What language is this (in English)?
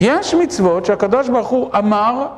Hebrew